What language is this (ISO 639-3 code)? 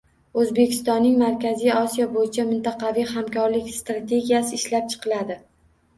uzb